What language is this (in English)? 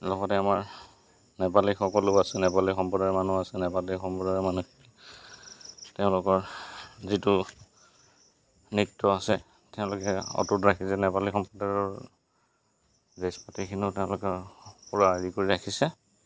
Assamese